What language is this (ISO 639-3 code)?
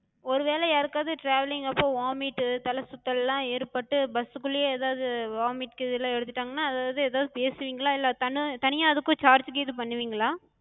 tam